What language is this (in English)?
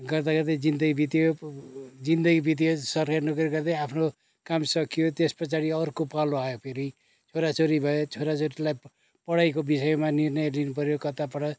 Nepali